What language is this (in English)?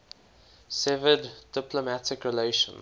English